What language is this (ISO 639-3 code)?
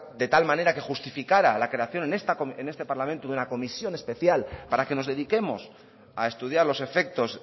spa